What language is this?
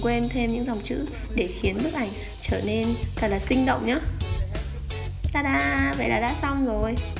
Vietnamese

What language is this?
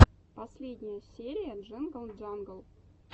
Russian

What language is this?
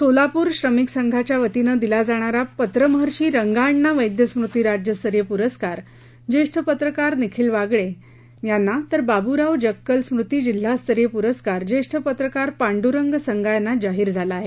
Marathi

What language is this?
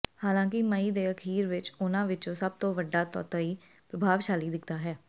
Punjabi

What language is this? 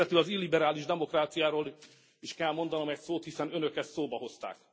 Hungarian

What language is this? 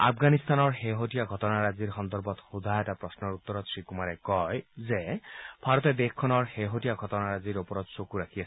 Assamese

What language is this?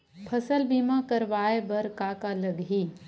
Chhattisgarhi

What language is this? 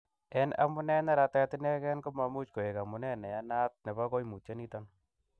Kalenjin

